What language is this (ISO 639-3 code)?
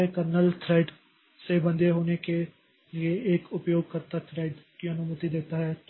hin